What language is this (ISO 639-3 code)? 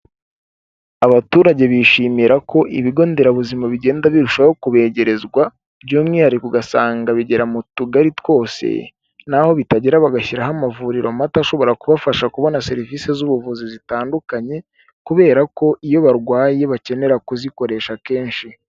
kin